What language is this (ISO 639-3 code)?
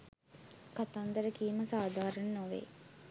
sin